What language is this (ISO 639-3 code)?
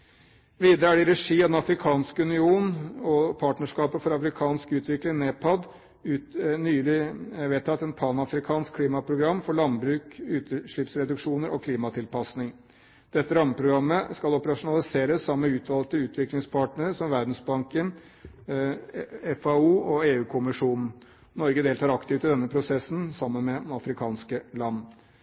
nob